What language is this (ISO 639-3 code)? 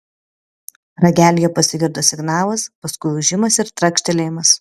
lit